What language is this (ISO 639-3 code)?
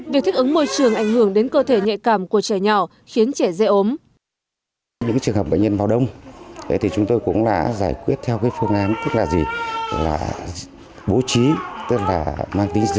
vie